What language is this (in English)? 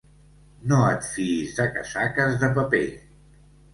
Catalan